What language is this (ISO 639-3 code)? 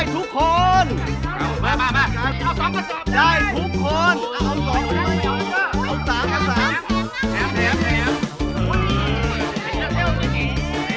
tha